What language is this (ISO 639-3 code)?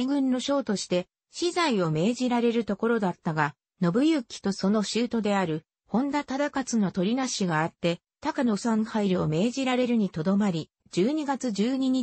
jpn